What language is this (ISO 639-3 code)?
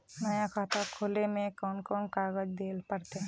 mag